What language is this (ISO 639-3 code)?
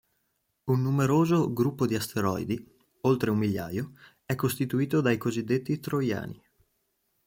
ita